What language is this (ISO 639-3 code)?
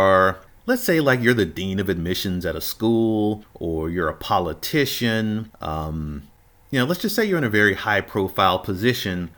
eng